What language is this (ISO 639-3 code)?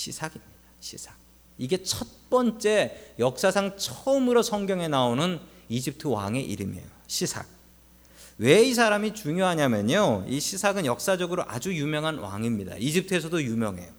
kor